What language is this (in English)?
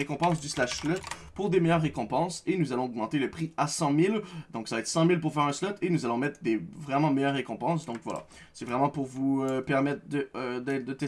French